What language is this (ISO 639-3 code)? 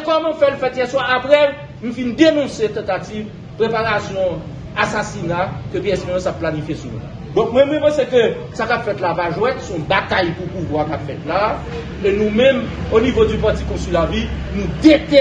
fra